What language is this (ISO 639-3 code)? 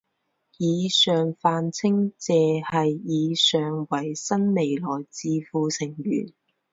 zho